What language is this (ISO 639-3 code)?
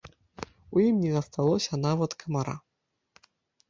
bel